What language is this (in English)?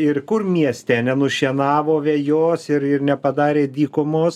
Lithuanian